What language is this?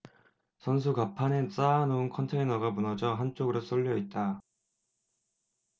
Korean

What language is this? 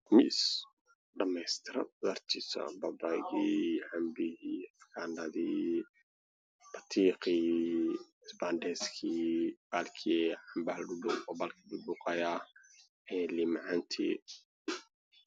Somali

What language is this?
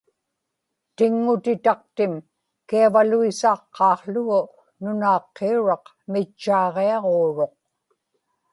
Inupiaq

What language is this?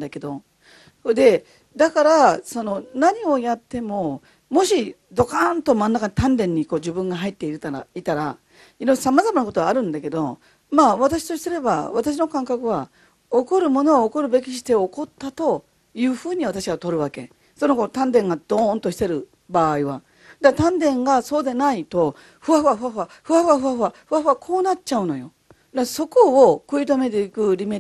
Japanese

